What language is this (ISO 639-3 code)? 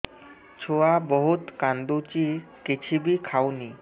ori